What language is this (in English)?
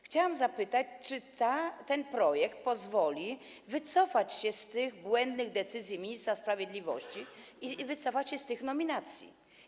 Polish